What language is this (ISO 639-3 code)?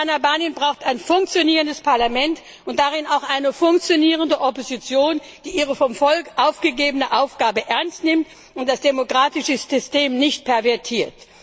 deu